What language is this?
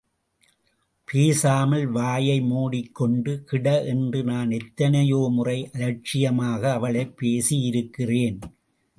Tamil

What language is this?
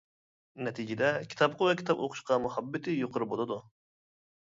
Uyghur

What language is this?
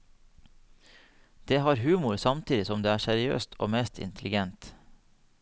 Norwegian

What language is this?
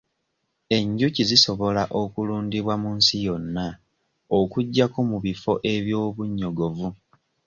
Ganda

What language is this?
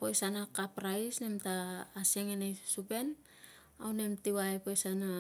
Tungag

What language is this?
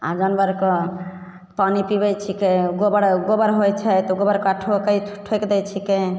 Maithili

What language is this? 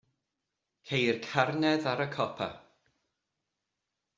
Welsh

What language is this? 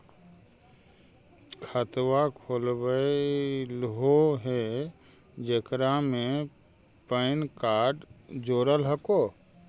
Magahi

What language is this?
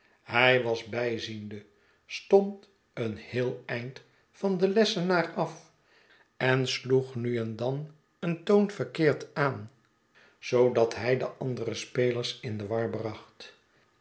Dutch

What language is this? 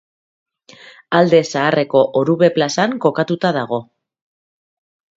Basque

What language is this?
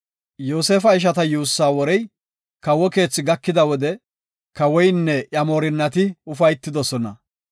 Gofa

